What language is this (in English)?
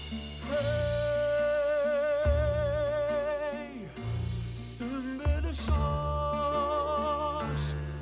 Kazakh